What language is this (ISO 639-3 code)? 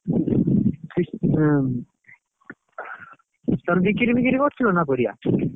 ori